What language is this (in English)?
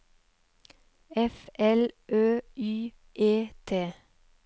Norwegian